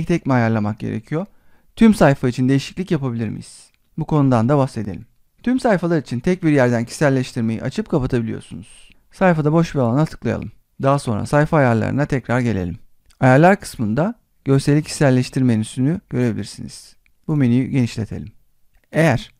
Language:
Turkish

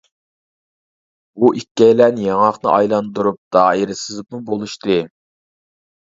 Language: Uyghur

